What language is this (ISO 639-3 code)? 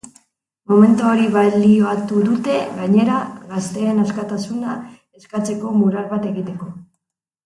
eus